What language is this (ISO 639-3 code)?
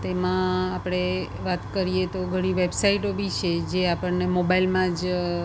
guj